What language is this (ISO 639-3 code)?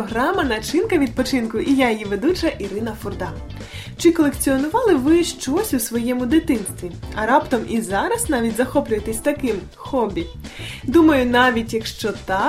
ukr